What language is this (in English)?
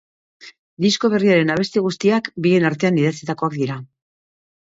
Basque